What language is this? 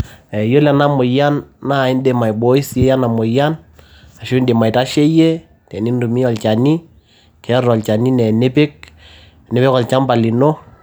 Masai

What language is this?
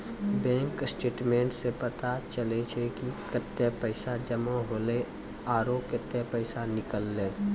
Maithili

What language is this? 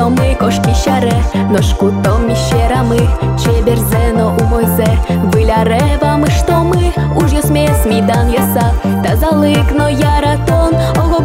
Ukrainian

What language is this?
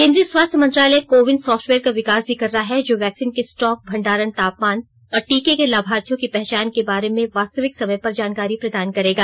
Hindi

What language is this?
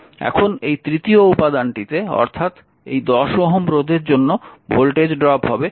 Bangla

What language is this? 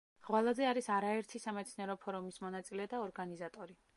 Georgian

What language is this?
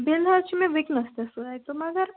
Kashmiri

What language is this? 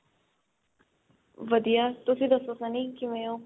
Punjabi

